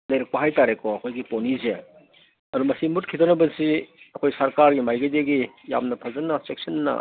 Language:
Manipuri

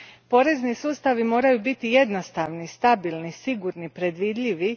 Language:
Croatian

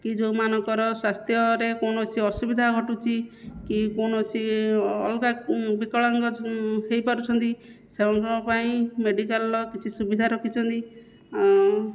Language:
Odia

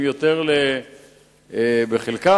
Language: Hebrew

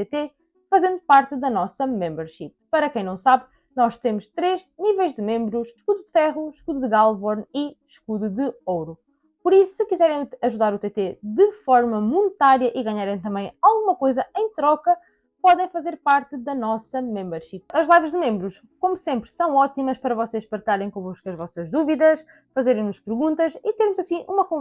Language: Portuguese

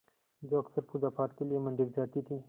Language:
Hindi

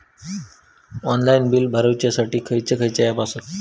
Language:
Marathi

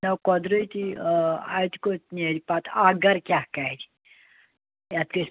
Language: Kashmiri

